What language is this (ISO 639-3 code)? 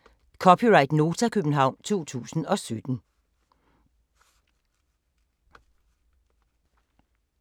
dan